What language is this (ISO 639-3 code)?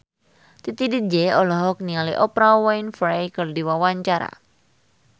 sun